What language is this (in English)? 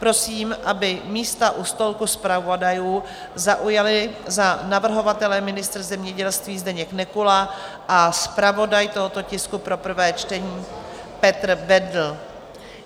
Czech